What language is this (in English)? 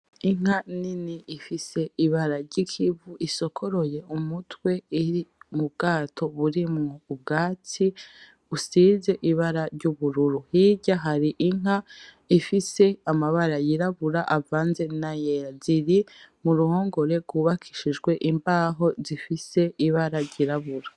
Rundi